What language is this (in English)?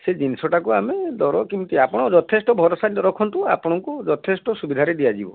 Odia